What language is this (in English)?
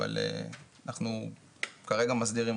Hebrew